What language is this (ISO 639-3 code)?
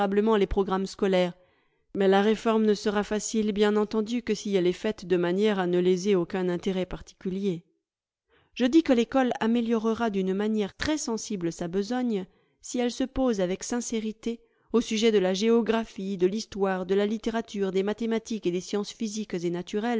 fra